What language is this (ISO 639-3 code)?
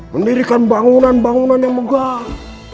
ind